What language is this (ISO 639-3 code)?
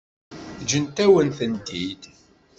kab